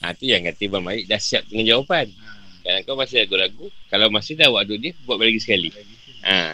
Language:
Malay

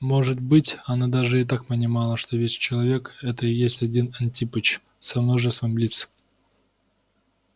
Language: Russian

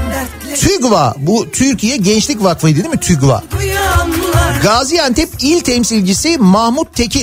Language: Turkish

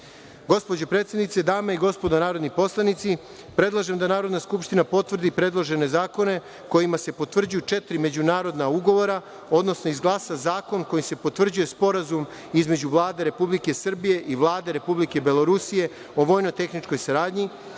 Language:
Serbian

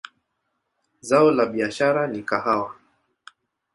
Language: Swahili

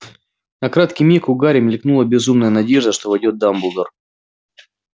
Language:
Russian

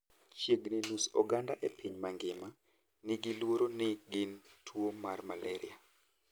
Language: Luo (Kenya and Tanzania)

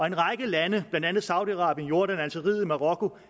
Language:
Danish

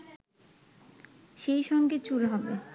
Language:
Bangla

